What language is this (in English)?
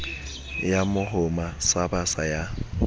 Southern Sotho